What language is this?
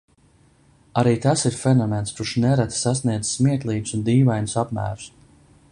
Latvian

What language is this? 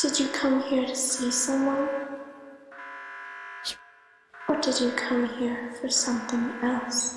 Spanish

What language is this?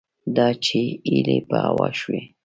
Pashto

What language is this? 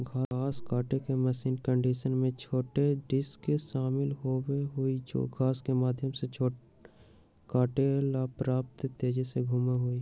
Magahi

